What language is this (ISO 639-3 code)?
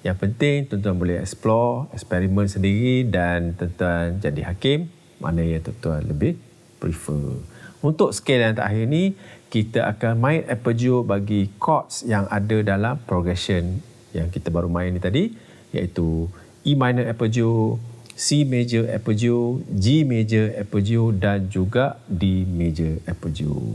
msa